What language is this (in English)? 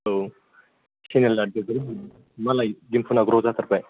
Bodo